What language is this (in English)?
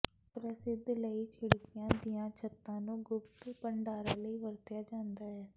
Punjabi